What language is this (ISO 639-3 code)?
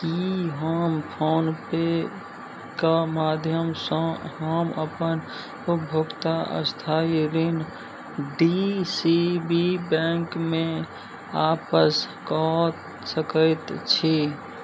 mai